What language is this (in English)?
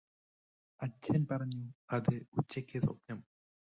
Malayalam